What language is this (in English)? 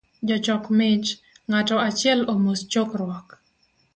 Luo (Kenya and Tanzania)